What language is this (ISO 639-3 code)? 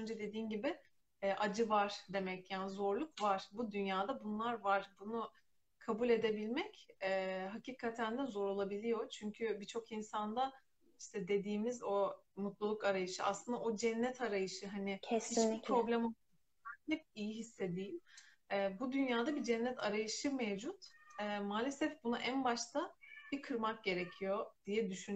tur